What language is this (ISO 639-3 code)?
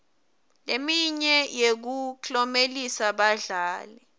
ssw